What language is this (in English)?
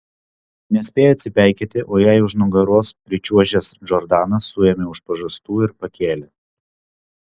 Lithuanian